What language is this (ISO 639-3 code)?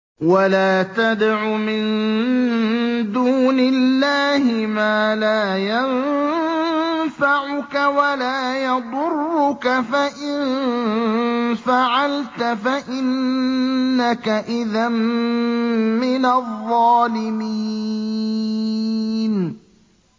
ara